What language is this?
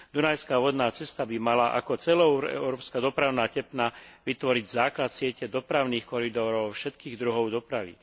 Slovak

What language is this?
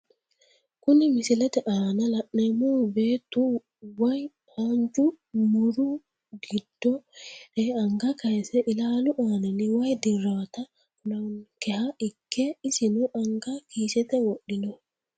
Sidamo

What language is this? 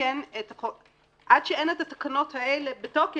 Hebrew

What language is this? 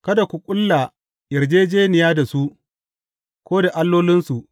Hausa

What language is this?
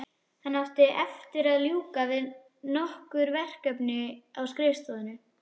Icelandic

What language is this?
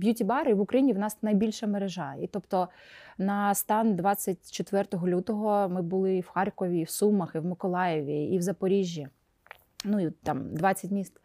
Ukrainian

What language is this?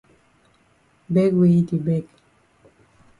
Cameroon Pidgin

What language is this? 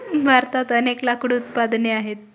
Marathi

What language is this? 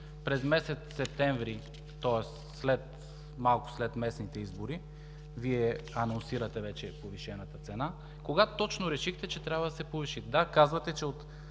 Bulgarian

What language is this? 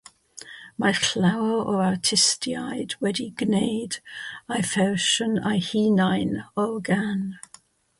Welsh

